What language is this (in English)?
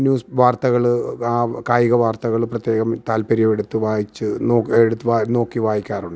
Malayalam